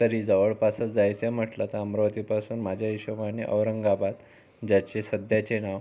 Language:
Marathi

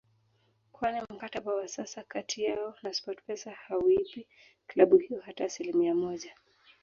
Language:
Swahili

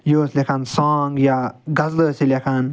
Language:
Kashmiri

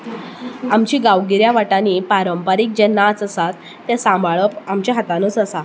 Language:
Konkani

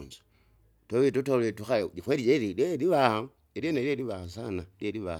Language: Kinga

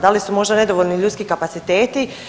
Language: Croatian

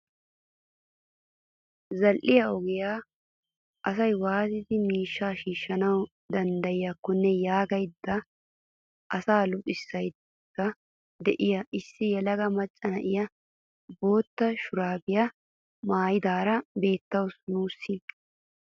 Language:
Wolaytta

